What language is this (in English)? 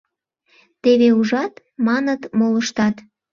Mari